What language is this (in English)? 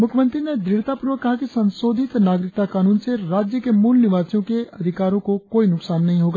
Hindi